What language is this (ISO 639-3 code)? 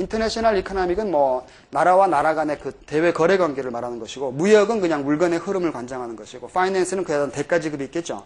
kor